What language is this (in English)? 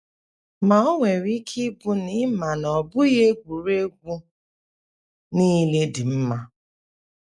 Igbo